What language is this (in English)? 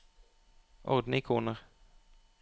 Norwegian